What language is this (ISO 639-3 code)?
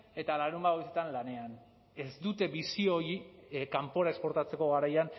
eus